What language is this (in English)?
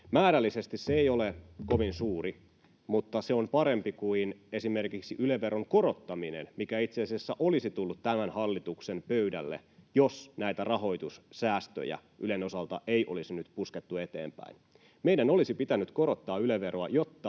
Finnish